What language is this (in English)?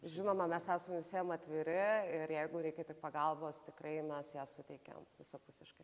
Lithuanian